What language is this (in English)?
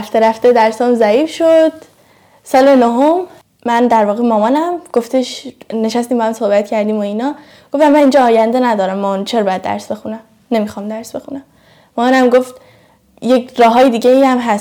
Persian